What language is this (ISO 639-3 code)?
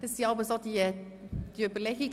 gsw